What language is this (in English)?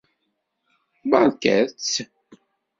Kabyle